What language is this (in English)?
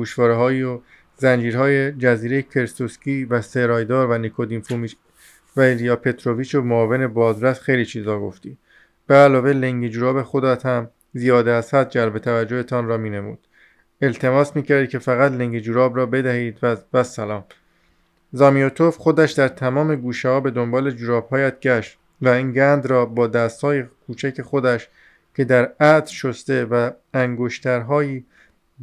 Persian